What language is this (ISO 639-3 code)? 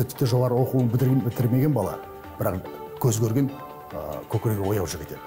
tur